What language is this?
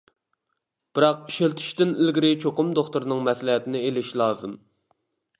Uyghur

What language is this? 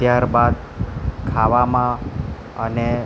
Gujarati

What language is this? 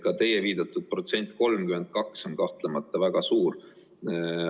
Estonian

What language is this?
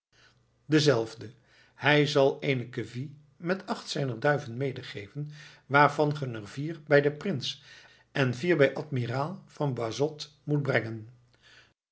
Dutch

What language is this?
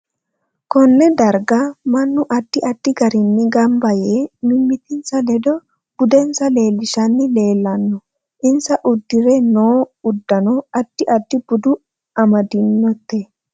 Sidamo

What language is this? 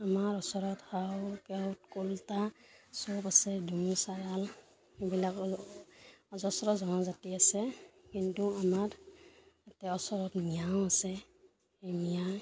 Assamese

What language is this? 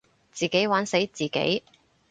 Cantonese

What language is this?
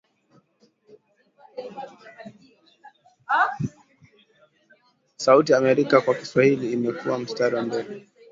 Swahili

